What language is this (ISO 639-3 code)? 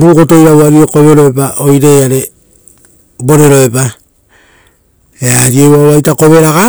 roo